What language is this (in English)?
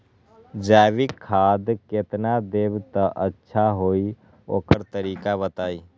Magahi